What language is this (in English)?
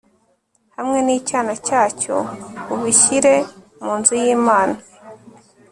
Kinyarwanda